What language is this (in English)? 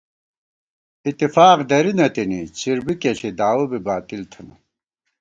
Gawar-Bati